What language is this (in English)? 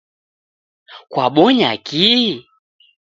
Taita